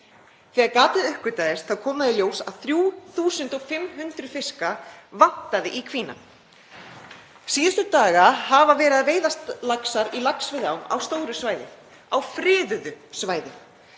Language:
Icelandic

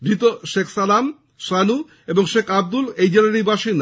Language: Bangla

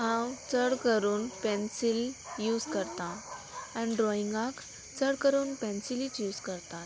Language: Konkani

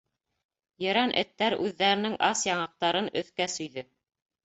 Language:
Bashkir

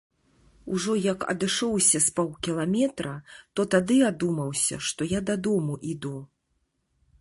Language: Belarusian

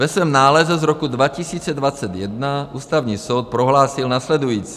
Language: Czech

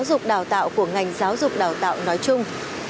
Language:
Vietnamese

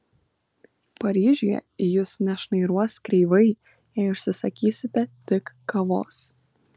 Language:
Lithuanian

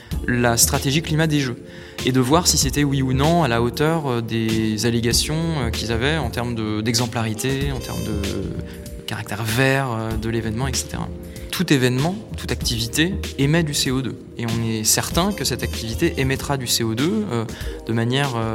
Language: French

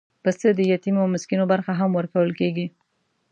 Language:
Pashto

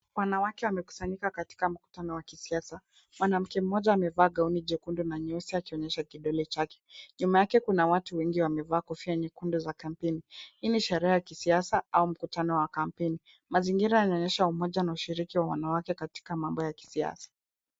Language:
Swahili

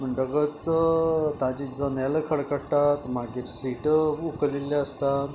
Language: Konkani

